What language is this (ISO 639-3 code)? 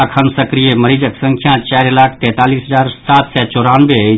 mai